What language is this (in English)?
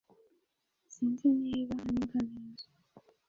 Kinyarwanda